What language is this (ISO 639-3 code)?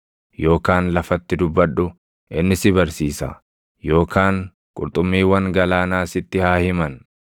orm